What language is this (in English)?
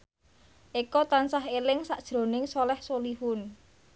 Javanese